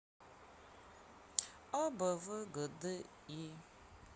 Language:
Russian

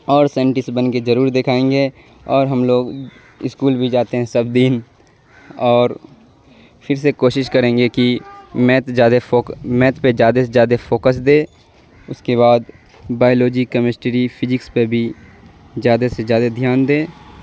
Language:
Urdu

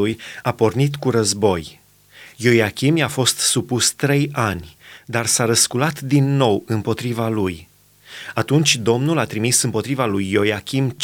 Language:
Romanian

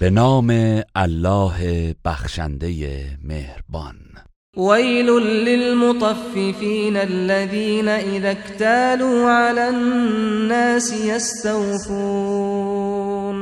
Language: Persian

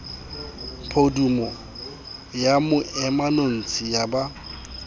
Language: Southern Sotho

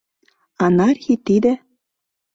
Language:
Mari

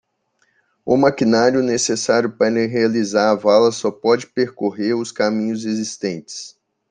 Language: Portuguese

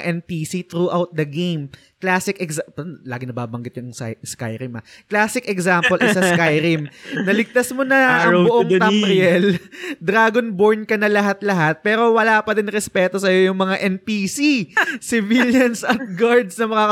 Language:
Filipino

